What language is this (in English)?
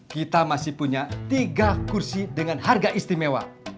Indonesian